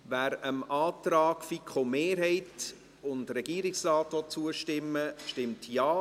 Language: Swiss German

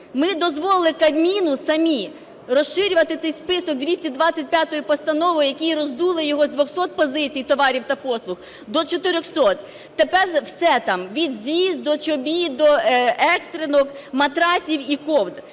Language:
Ukrainian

